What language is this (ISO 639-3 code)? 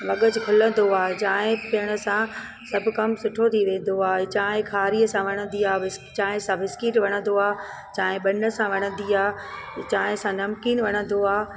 snd